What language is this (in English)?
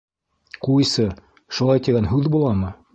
Bashkir